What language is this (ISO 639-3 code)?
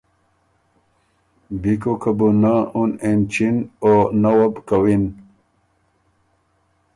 oru